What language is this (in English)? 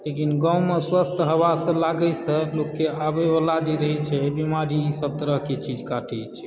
Maithili